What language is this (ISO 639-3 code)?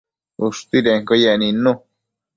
mcf